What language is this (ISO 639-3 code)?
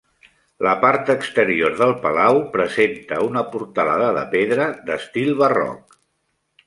cat